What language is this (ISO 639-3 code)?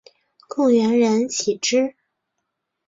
zho